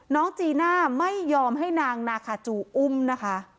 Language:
Thai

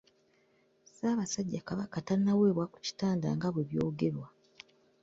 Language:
Ganda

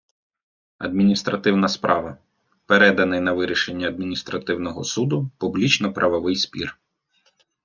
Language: Ukrainian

